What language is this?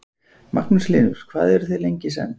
Icelandic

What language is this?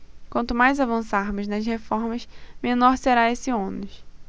Portuguese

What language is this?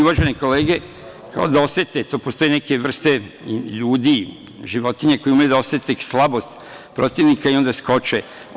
Serbian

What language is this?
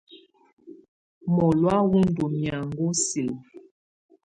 Tunen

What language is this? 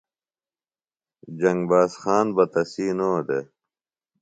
Phalura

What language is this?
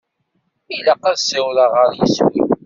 Kabyle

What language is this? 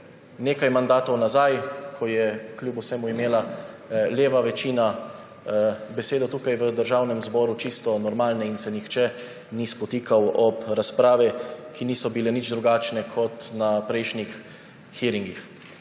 Slovenian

